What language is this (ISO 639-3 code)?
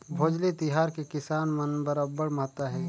hne